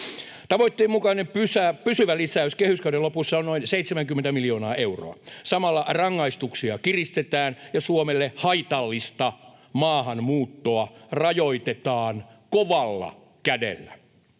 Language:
Finnish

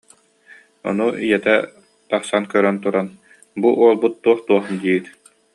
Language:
Yakut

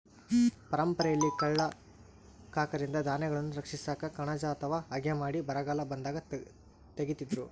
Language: Kannada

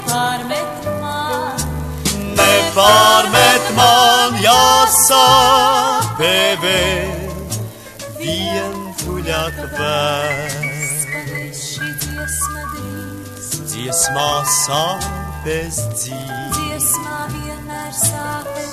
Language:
Romanian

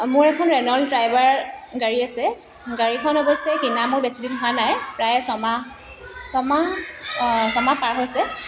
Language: Assamese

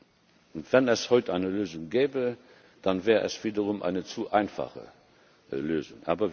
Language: German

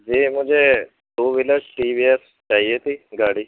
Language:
Urdu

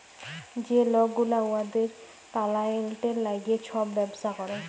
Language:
Bangla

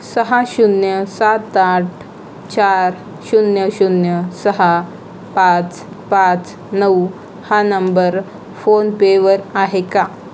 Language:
Marathi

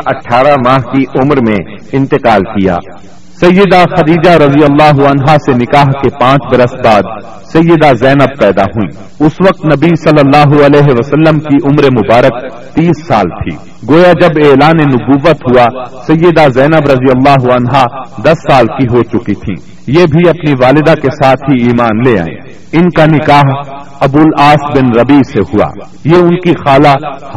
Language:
Urdu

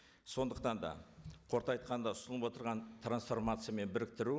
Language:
Kazakh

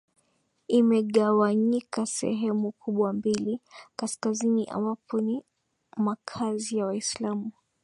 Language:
Swahili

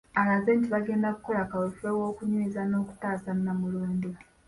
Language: Ganda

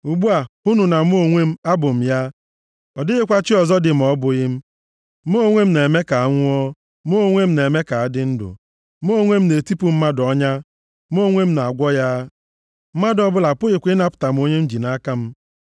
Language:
Igbo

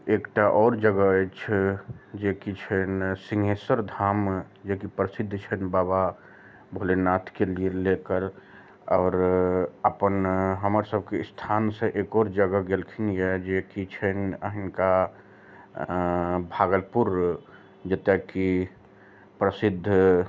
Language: Maithili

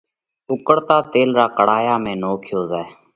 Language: Parkari Koli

